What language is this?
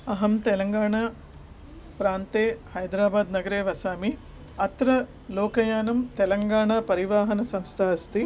Sanskrit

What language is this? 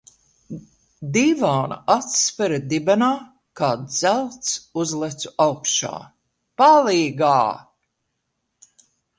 Latvian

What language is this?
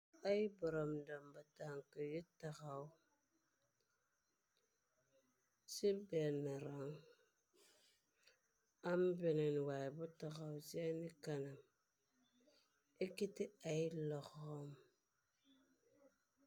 Wolof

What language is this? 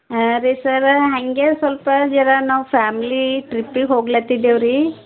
Kannada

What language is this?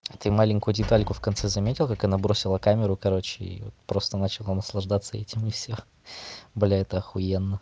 Russian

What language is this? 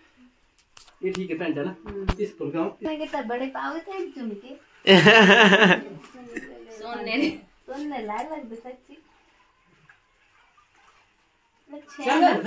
Hindi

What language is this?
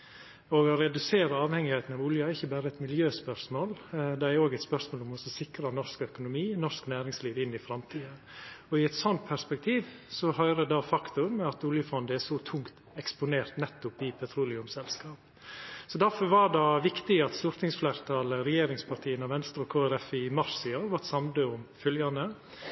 Norwegian Nynorsk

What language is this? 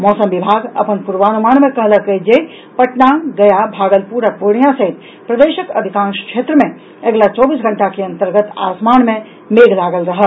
Maithili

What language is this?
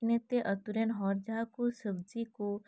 Santali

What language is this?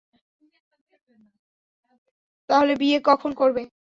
Bangla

